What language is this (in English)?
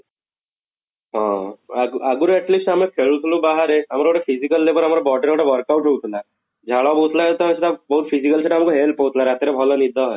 Odia